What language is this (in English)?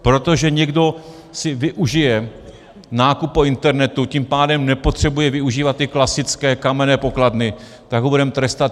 Czech